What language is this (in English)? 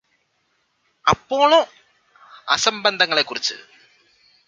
Malayalam